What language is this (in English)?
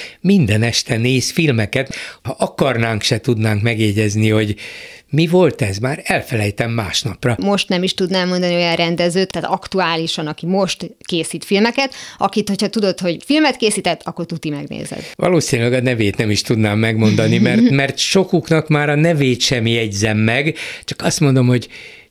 Hungarian